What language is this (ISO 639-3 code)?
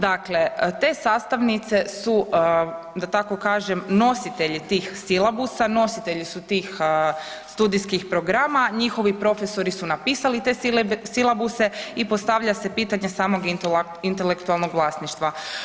hrv